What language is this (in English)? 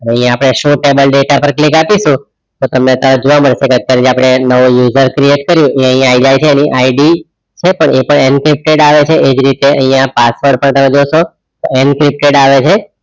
Gujarati